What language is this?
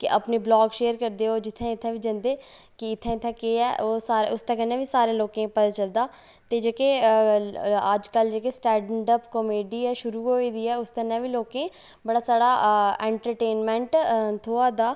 Dogri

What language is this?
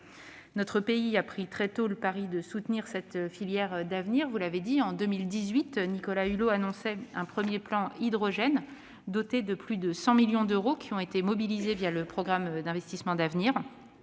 French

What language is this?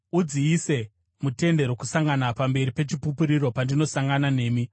Shona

